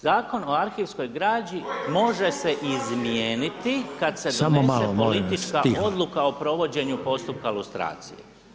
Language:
Croatian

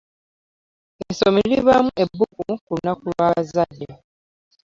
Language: Ganda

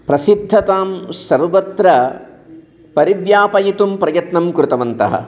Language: Sanskrit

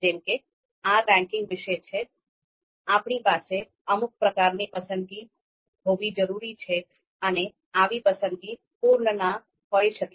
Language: Gujarati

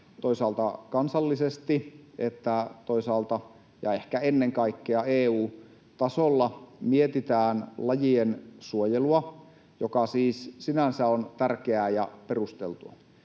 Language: Finnish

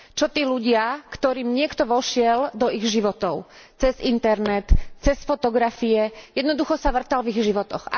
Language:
Slovak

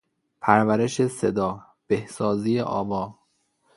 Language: Persian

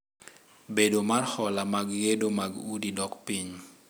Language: Luo (Kenya and Tanzania)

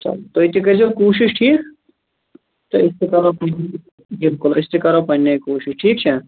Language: Kashmiri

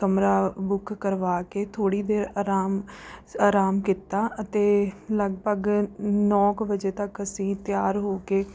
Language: Punjabi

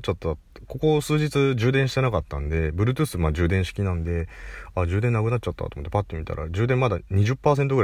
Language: Japanese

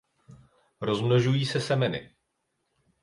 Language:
Czech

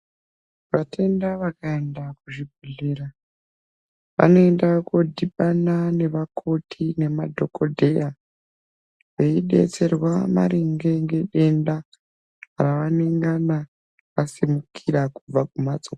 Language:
Ndau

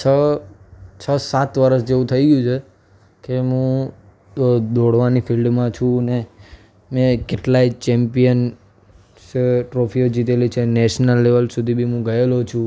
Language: Gujarati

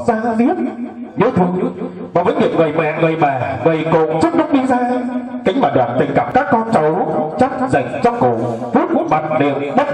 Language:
Vietnamese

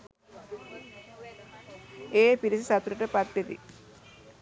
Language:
Sinhala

